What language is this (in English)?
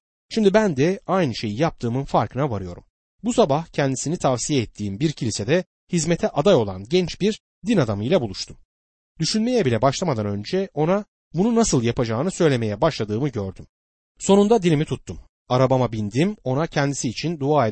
Turkish